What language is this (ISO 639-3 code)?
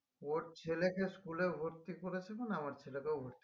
ben